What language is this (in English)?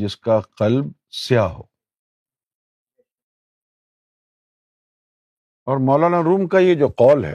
Urdu